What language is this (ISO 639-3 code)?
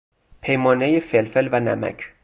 fas